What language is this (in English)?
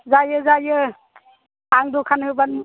Bodo